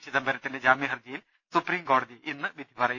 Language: Malayalam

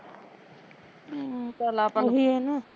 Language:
Punjabi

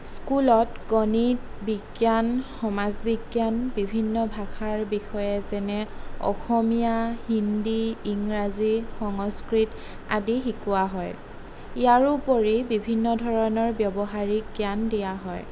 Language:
Assamese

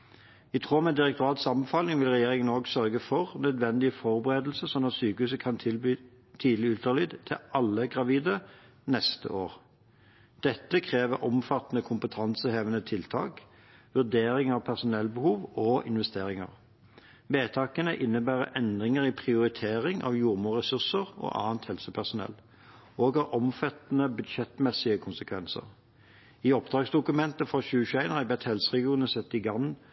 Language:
Norwegian Bokmål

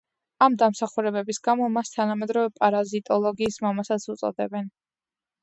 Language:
Georgian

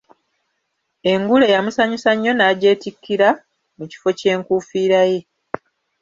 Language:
Ganda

